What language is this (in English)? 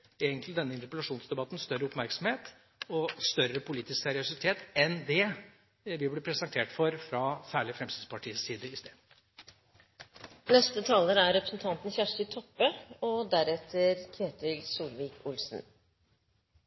Norwegian